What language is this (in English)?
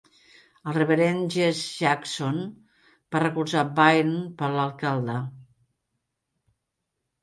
Catalan